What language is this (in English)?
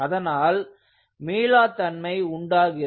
Tamil